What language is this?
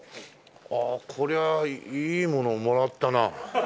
Japanese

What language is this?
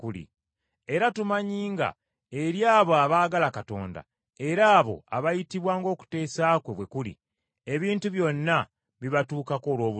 Ganda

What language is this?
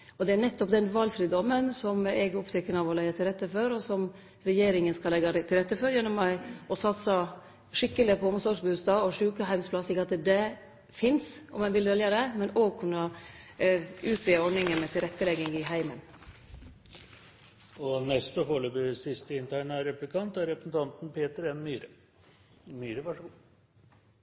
Norwegian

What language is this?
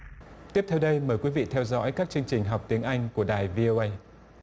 Vietnamese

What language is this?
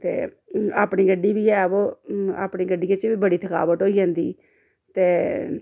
Dogri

